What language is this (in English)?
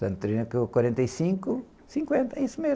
Portuguese